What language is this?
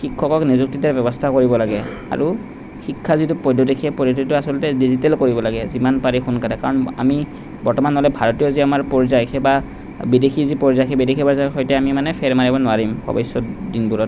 Assamese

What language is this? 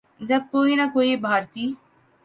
Urdu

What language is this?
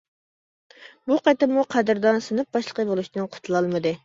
Uyghur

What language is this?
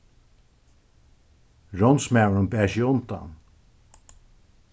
Faroese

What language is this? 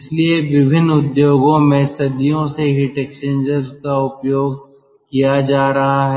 Hindi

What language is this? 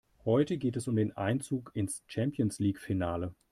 German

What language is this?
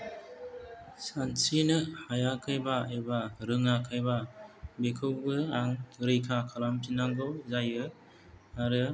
Bodo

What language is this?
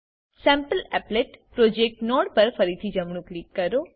Gujarati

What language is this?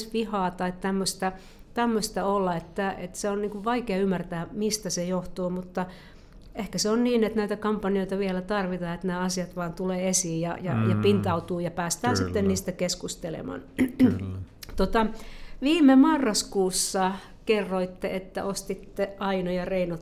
Finnish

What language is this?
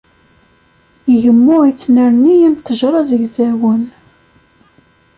Kabyle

